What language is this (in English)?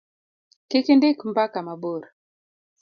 Luo (Kenya and Tanzania)